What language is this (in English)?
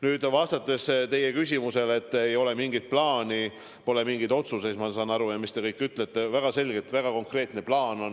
Estonian